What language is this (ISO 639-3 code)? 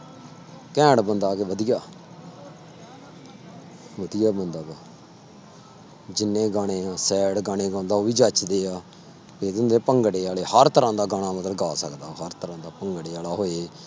pan